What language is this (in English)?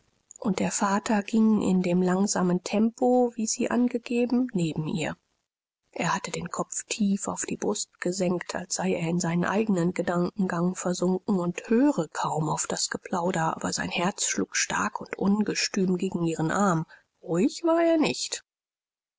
German